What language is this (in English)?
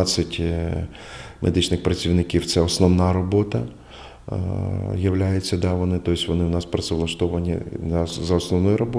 Ukrainian